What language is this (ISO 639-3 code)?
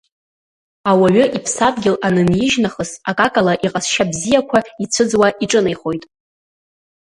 abk